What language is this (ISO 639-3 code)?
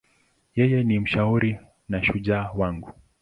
swa